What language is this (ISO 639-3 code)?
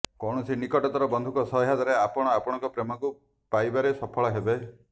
ori